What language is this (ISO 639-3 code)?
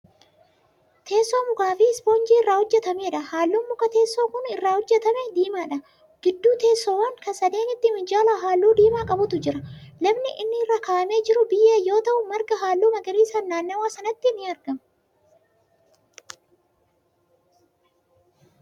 orm